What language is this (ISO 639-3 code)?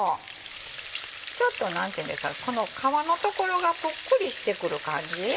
jpn